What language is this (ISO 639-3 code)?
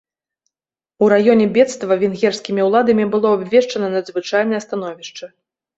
bel